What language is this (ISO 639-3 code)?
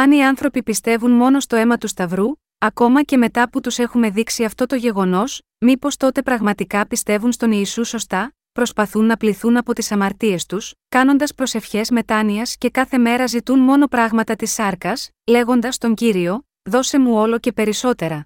ell